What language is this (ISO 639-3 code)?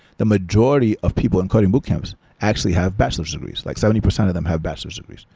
eng